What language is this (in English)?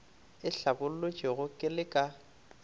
Northern Sotho